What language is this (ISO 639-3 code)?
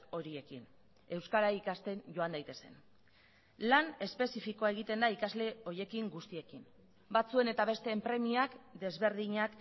eus